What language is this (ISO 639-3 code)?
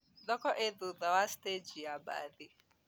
kik